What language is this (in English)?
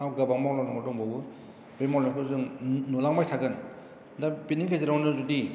Bodo